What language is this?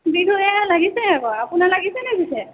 Assamese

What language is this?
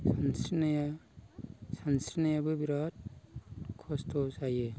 Bodo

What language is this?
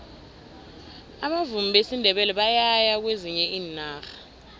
South Ndebele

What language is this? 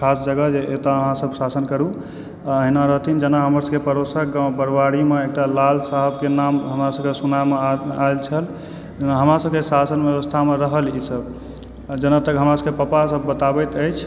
Maithili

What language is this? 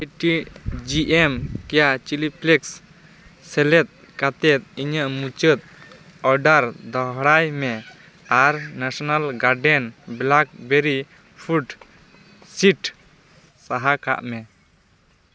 Santali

